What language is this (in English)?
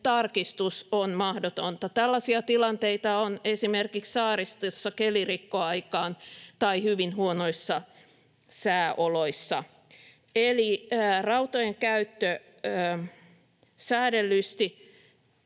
Finnish